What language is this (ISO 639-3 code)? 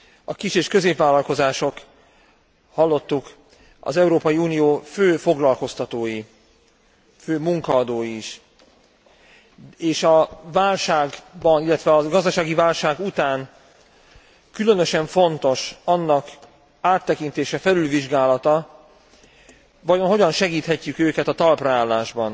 hun